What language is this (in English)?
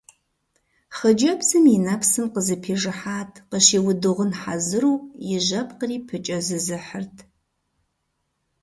Kabardian